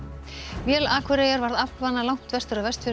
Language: Icelandic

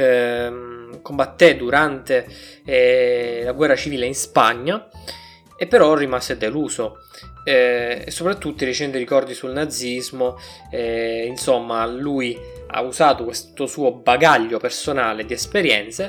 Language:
Italian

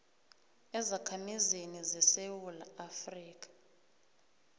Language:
South Ndebele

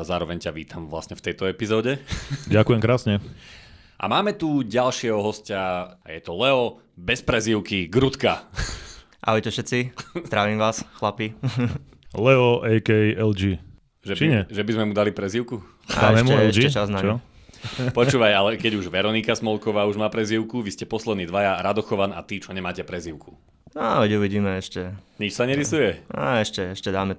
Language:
Slovak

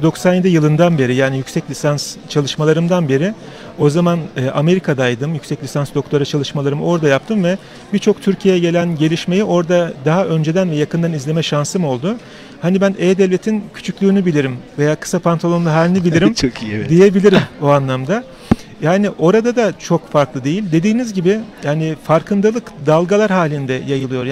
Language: Turkish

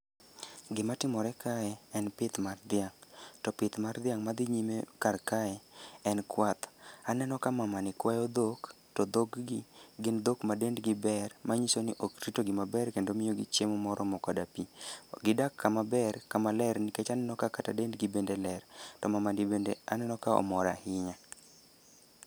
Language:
Luo (Kenya and Tanzania)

